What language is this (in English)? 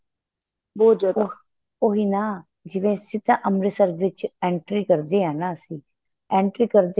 Punjabi